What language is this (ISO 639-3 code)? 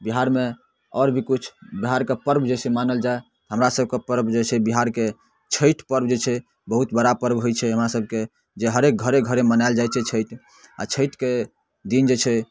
mai